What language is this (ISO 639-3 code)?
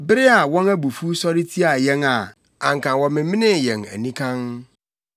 aka